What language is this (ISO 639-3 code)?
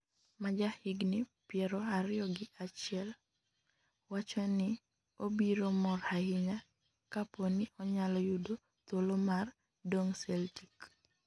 luo